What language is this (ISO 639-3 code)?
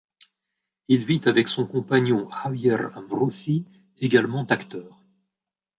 fra